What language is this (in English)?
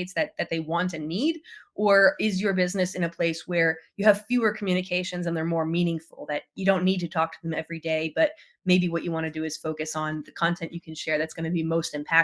English